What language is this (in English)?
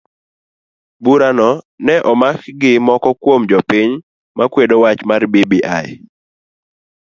Luo (Kenya and Tanzania)